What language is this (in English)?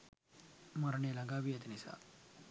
Sinhala